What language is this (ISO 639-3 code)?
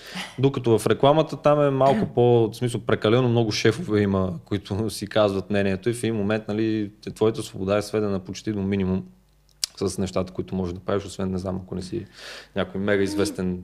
bul